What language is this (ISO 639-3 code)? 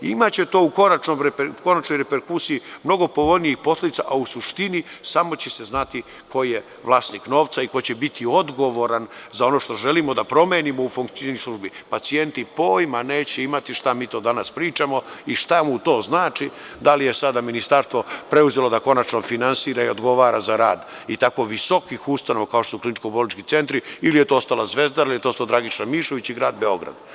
srp